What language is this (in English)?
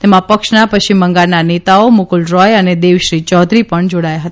Gujarati